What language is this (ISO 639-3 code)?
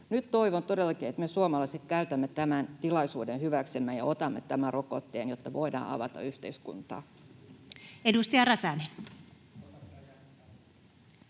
fin